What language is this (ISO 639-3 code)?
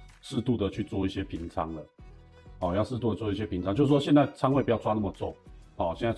zho